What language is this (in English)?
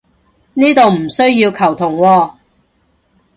Cantonese